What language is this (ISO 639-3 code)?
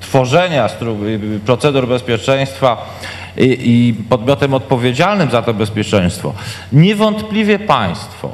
pol